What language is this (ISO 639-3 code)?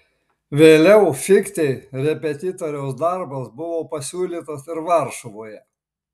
lit